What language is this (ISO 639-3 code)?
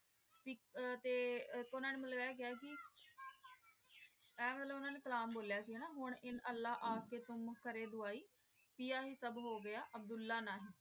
pan